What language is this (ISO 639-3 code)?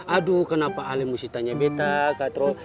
ind